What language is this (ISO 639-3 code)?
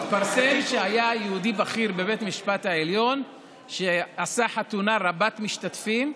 heb